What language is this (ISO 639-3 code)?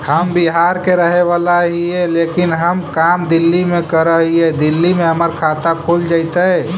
mag